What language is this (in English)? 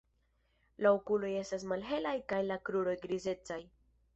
Esperanto